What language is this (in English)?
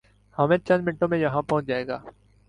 Urdu